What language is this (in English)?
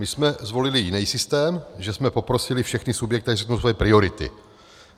Czech